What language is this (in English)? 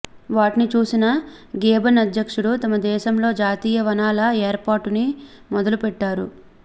Telugu